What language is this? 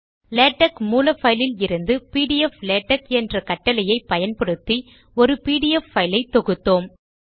Tamil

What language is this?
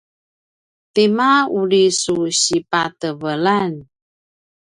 Paiwan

